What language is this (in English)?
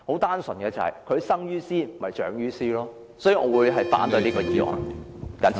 Cantonese